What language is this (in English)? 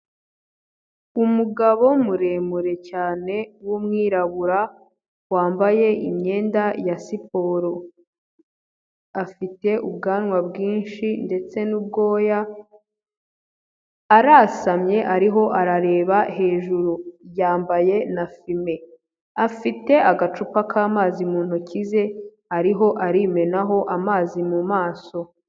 Kinyarwanda